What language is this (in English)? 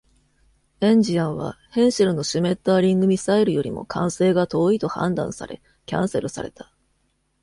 Japanese